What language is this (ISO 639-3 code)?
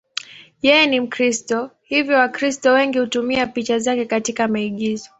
swa